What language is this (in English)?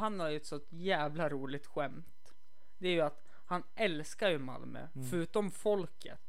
Swedish